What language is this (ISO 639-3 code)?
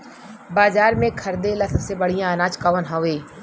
bho